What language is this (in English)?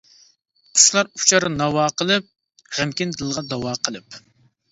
Uyghur